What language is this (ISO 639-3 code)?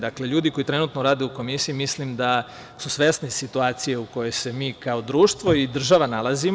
srp